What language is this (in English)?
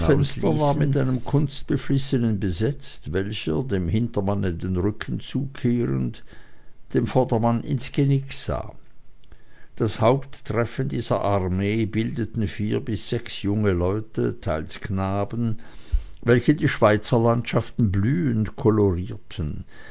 German